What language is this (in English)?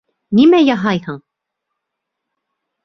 Bashkir